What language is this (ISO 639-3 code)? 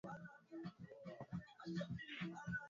swa